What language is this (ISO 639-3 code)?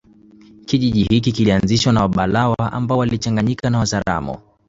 swa